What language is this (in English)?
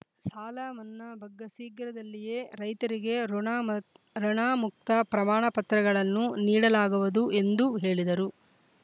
Kannada